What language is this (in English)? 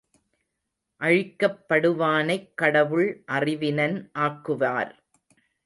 Tamil